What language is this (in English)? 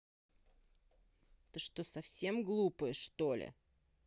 Russian